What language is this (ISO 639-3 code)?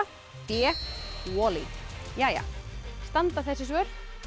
isl